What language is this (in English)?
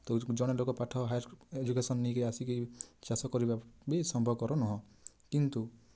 Odia